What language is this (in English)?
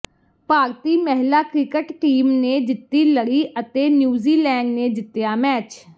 Punjabi